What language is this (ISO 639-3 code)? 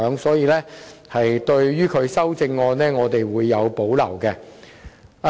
yue